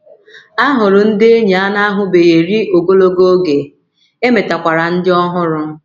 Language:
Igbo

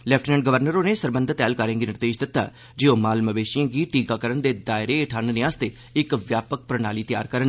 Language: Dogri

